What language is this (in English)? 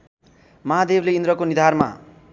Nepali